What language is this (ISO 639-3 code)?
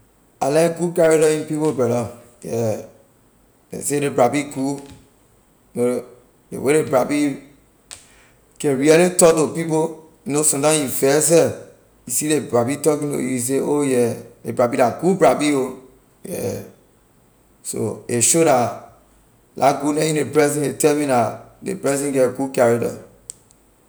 lir